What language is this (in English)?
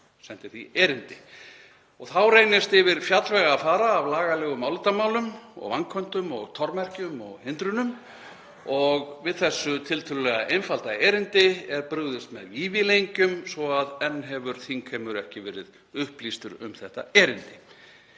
Icelandic